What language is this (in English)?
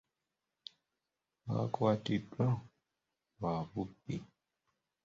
Ganda